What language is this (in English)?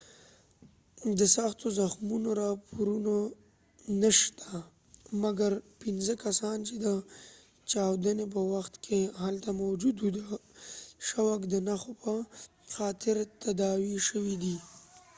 Pashto